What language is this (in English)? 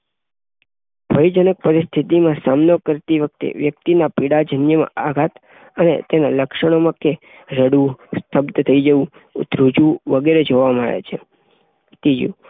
Gujarati